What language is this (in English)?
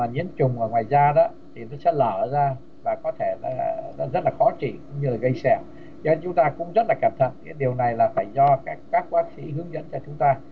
Vietnamese